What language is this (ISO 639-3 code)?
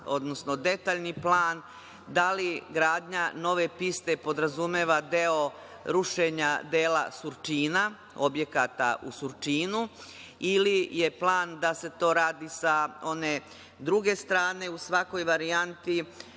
srp